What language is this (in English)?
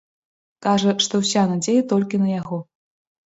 Belarusian